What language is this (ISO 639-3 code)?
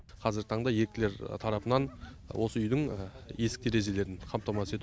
kaz